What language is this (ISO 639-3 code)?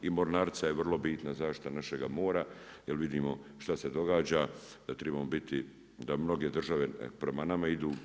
hrv